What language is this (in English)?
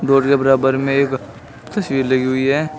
Hindi